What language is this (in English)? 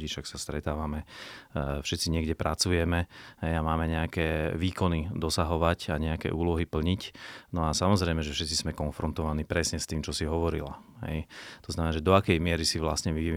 Slovak